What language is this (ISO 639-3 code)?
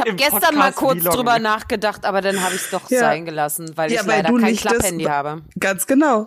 deu